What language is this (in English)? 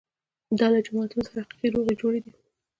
Pashto